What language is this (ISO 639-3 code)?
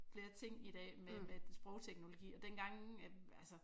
dan